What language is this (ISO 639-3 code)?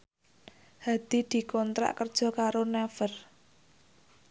jav